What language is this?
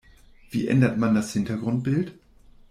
German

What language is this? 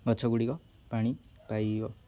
Odia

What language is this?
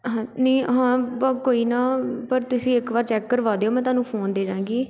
Punjabi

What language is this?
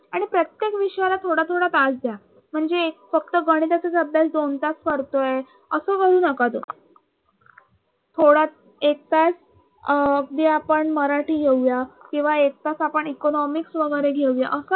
Marathi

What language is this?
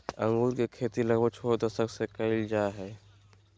Magahi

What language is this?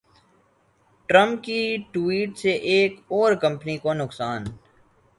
Urdu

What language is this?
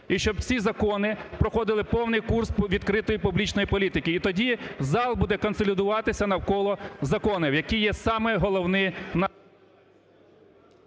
Ukrainian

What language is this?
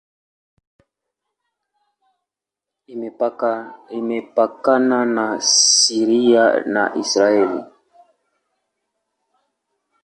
Swahili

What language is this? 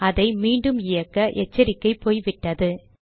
Tamil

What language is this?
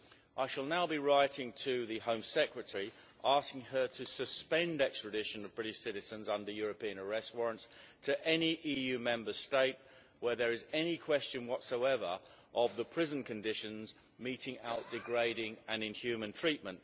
English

